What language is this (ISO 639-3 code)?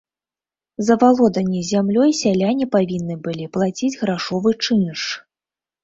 bel